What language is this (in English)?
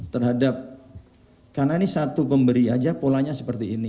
Indonesian